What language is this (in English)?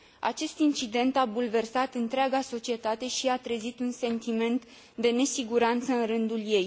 Romanian